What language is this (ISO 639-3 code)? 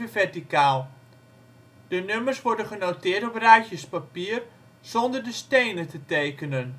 nld